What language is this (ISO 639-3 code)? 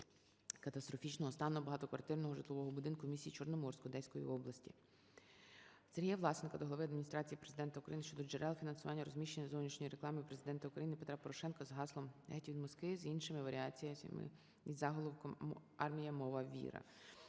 ukr